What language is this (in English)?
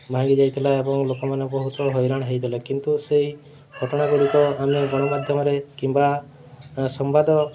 Odia